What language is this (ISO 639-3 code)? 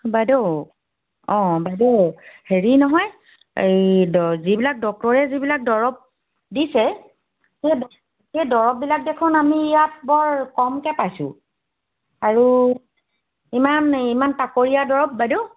asm